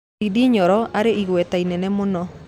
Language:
Kikuyu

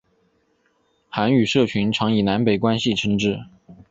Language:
Chinese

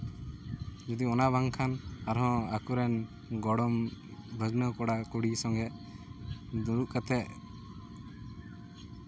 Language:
Santali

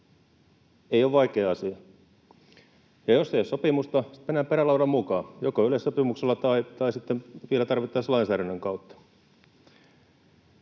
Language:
Finnish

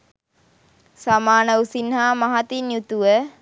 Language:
Sinhala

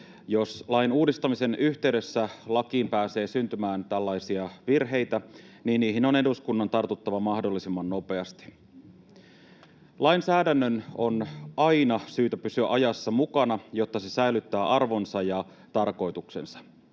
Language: Finnish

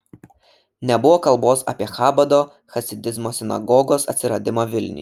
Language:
Lithuanian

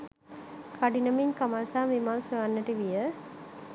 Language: Sinhala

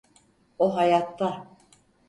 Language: Turkish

